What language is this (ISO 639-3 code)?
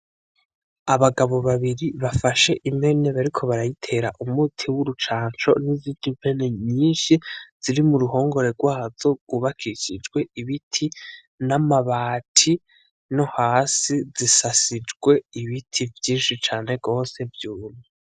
run